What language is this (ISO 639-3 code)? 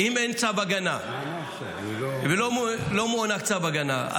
heb